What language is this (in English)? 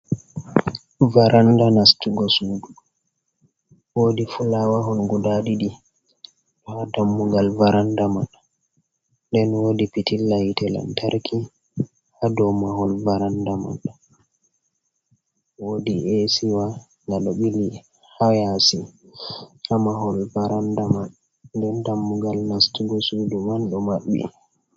Fula